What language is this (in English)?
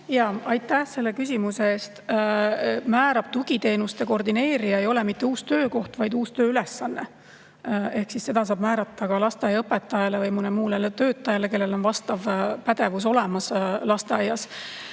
Estonian